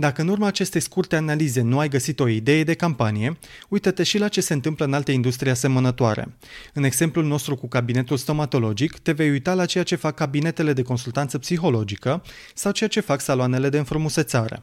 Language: Romanian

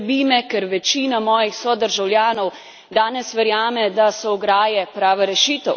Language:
Slovenian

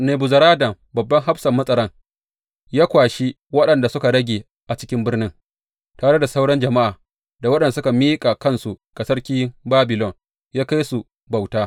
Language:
Hausa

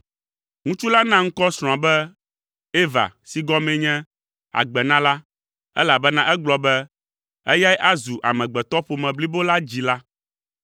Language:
Ewe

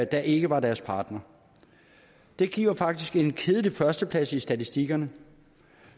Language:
Danish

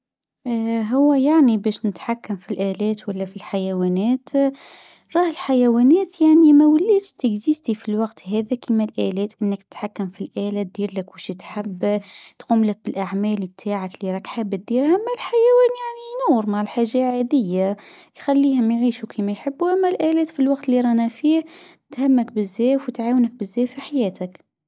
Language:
Tunisian Arabic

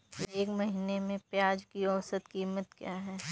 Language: Hindi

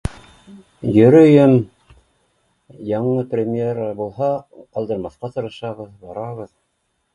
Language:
Bashkir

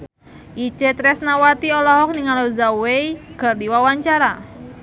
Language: Sundanese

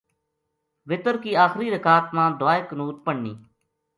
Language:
Gujari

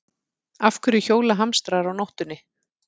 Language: Icelandic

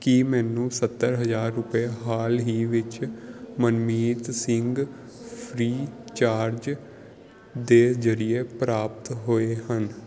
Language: Punjabi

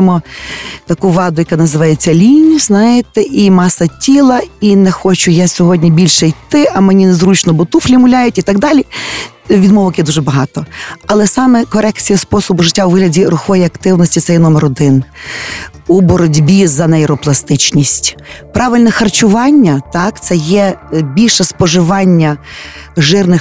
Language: Ukrainian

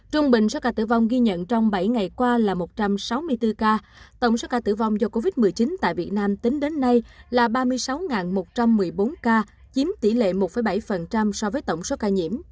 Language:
Vietnamese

